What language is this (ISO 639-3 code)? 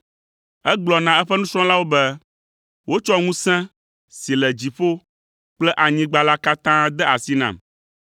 ewe